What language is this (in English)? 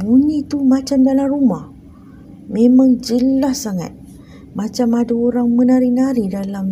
Malay